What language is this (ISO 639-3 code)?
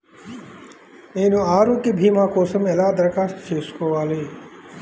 tel